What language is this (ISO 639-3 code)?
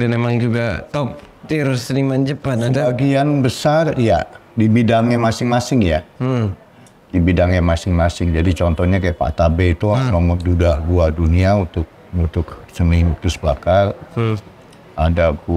ind